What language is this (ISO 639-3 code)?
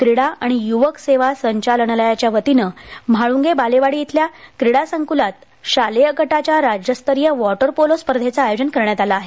mar